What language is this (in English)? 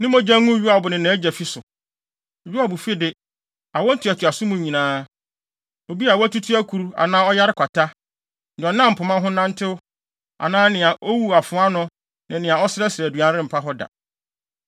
Akan